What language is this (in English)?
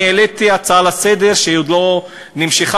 Hebrew